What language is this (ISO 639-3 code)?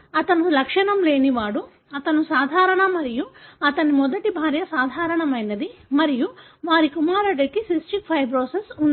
tel